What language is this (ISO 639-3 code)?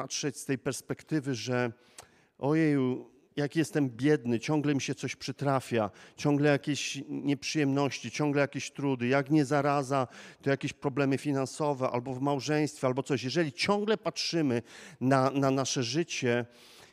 pol